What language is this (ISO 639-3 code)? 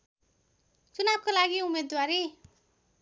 nep